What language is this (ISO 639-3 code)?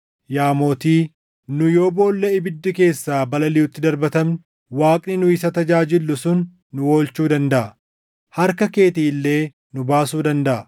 orm